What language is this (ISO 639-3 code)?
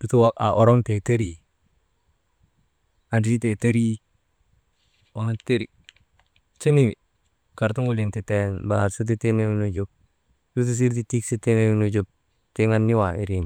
mde